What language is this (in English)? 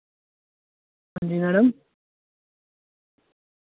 Dogri